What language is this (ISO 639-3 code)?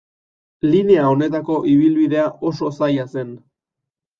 eus